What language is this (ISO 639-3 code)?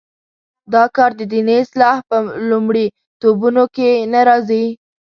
pus